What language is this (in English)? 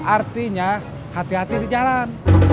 Indonesian